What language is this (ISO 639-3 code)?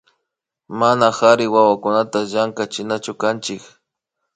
qvi